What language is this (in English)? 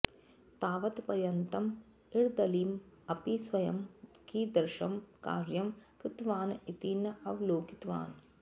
Sanskrit